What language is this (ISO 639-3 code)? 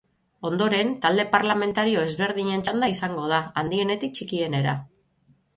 eus